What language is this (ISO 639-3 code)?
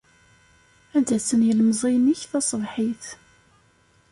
kab